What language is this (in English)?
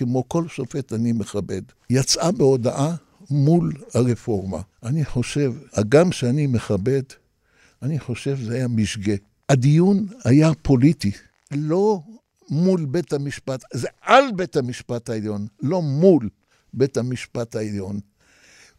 Hebrew